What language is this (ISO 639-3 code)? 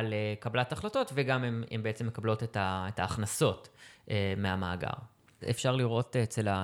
heb